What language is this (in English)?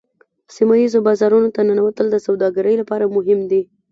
Pashto